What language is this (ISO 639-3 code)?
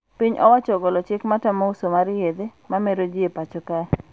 luo